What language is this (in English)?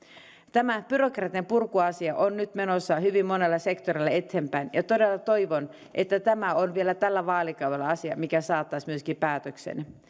Finnish